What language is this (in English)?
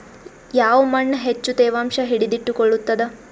Kannada